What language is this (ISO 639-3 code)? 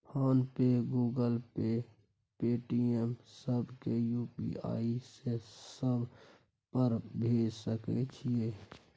mai